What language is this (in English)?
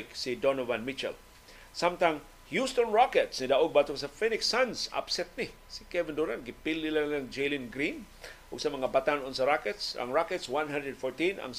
Filipino